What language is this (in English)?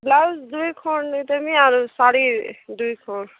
Odia